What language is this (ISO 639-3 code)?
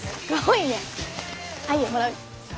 jpn